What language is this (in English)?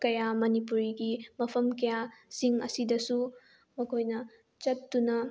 Manipuri